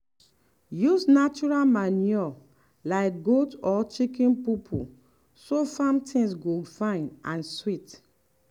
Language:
Nigerian Pidgin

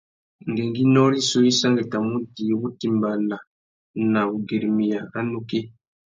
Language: Tuki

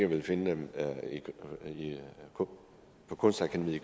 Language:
Danish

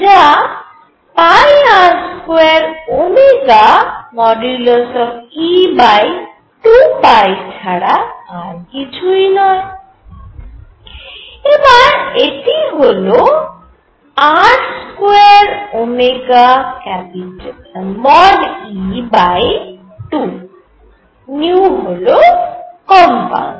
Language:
Bangla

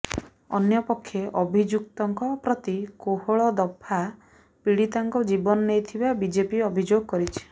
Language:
Odia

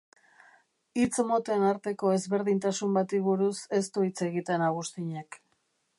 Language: Basque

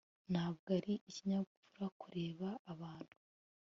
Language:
Kinyarwanda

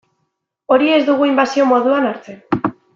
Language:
Basque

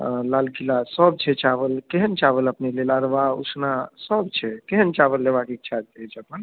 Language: Maithili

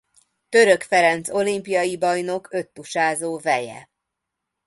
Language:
Hungarian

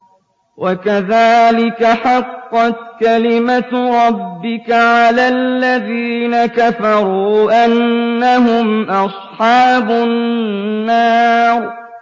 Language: Arabic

